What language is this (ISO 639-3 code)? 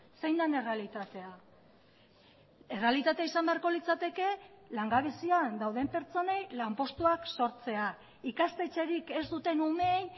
eus